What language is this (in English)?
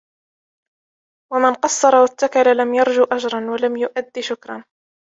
Arabic